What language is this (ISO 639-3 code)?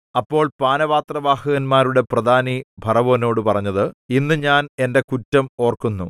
mal